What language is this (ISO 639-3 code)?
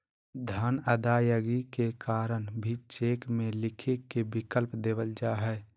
mag